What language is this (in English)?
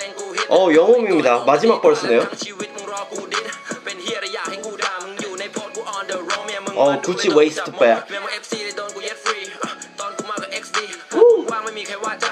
Korean